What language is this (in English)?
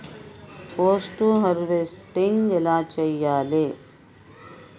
Telugu